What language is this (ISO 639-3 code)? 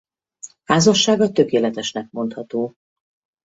hun